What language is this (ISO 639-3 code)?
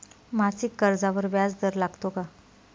mar